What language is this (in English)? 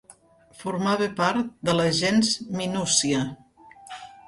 Catalan